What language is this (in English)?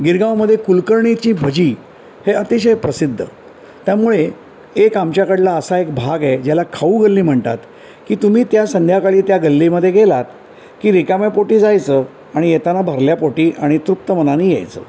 Marathi